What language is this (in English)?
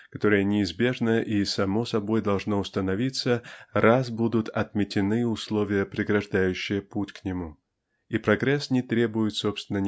Russian